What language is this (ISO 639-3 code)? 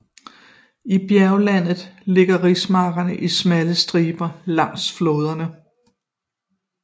dan